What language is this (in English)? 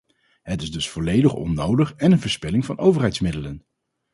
Dutch